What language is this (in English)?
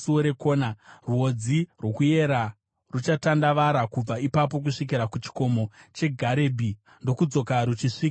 Shona